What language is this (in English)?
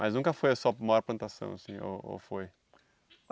Portuguese